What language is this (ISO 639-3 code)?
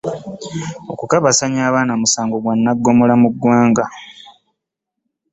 lug